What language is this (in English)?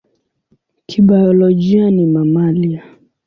Swahili